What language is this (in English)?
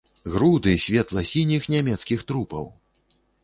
Belarusian